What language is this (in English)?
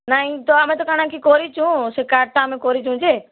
Odia